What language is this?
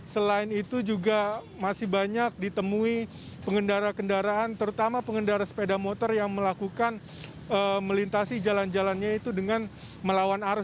Indonesian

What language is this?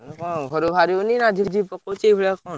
Odia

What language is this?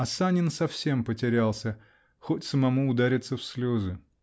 Russian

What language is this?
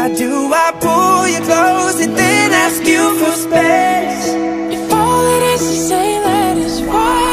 English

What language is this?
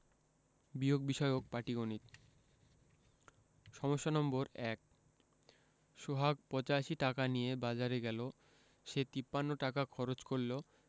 Bangla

